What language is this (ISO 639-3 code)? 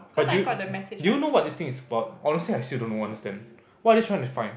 eng